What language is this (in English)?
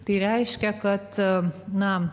Lithuanian